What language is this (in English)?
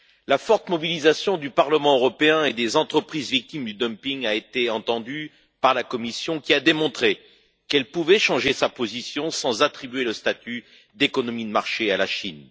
French